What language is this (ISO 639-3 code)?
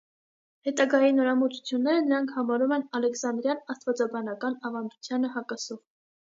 hye